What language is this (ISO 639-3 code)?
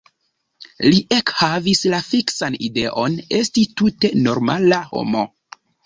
epo